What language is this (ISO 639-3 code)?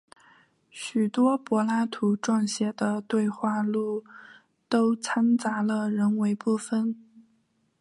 zho